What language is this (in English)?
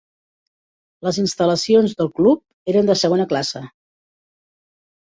Catalan